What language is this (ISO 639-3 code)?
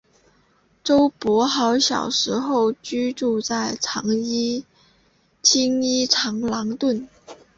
zho